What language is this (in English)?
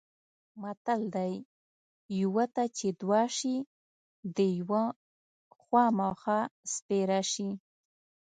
Pashto